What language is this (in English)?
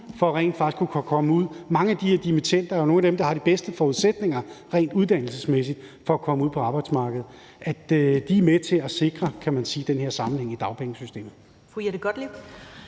Danish